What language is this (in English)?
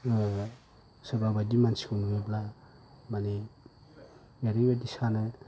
Bodo